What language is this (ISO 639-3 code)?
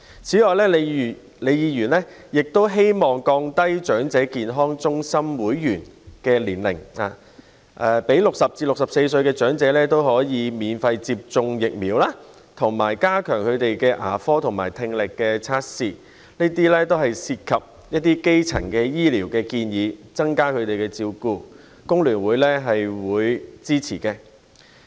yue